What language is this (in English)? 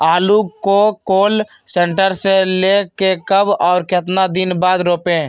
Magahi